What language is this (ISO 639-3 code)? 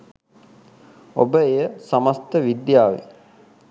sin